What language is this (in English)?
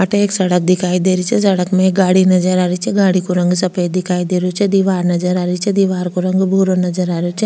Rajasthani